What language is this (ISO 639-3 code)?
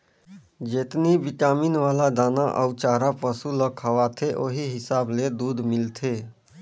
hne